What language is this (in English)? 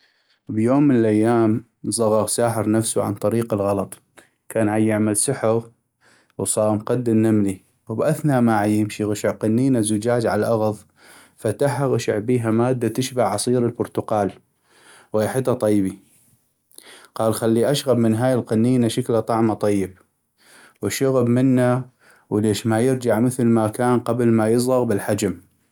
North Mesopotamian Arabic